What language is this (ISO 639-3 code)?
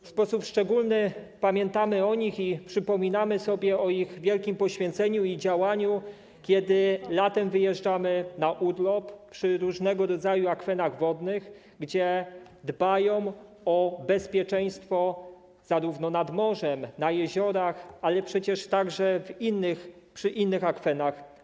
pol